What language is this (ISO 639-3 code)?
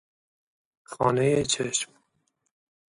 fas